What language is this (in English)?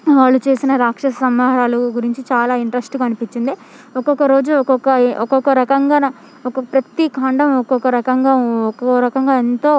Telugu